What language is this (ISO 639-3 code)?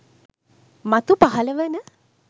sin